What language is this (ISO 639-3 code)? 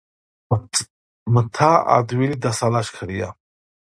kat